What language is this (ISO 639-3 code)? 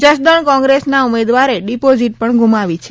guj